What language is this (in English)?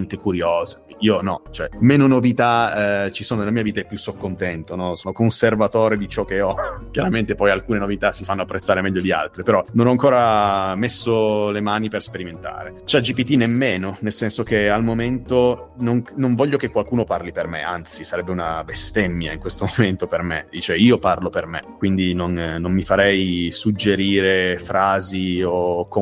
Italian